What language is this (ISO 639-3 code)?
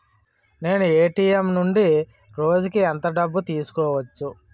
tel